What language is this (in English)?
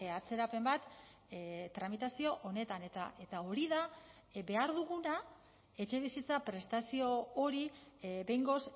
Basque